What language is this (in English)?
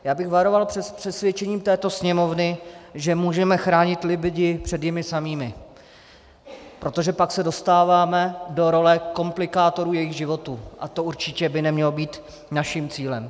Czech